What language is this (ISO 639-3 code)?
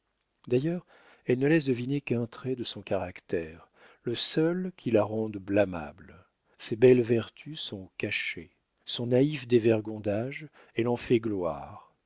fra